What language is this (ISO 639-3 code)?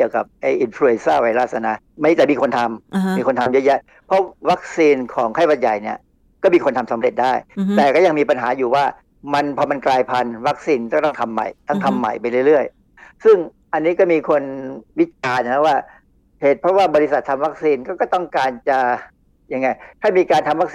tha